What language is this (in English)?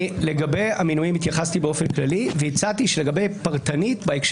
Hebrew